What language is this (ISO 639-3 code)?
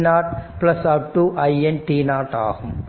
tam